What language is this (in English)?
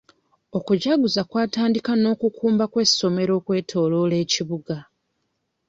Ganda